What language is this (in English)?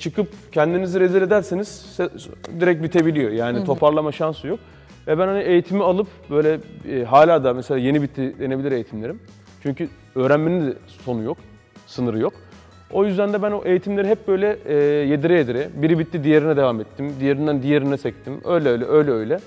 Turkish